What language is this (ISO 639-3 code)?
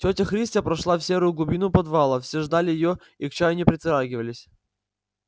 rus